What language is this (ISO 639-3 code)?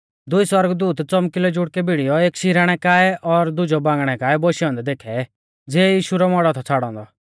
bfz